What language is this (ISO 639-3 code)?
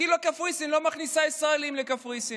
heb